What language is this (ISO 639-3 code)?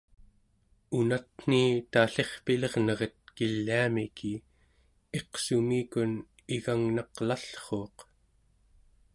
esu